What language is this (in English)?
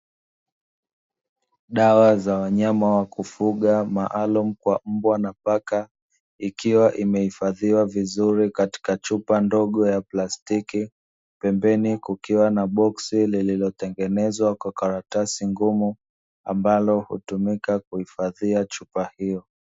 Swahili